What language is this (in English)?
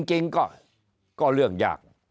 Thai